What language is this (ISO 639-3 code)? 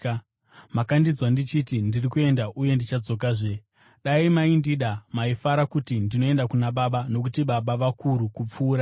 sna